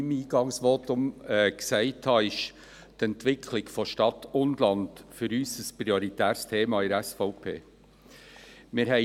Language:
Swiss German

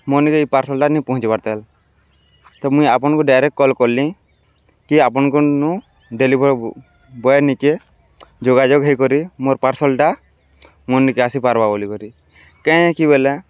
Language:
Odia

